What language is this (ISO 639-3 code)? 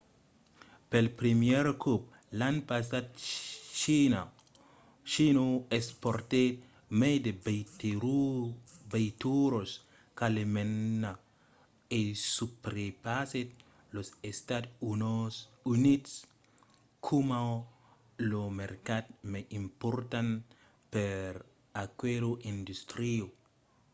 oci